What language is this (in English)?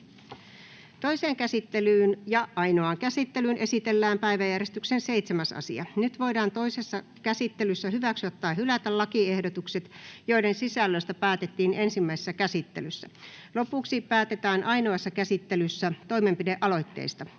Finnish